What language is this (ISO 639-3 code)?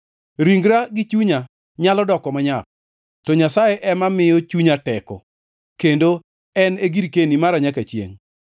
luo